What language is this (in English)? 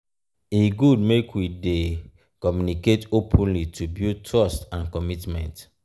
Nigerian Pidgin